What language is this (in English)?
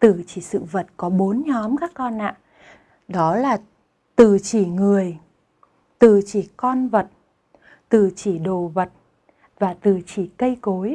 Vietnamese